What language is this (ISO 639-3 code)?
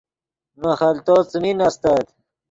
ydg